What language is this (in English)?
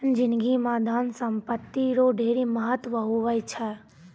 Maithili